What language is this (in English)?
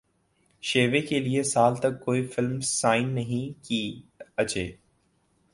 Urdu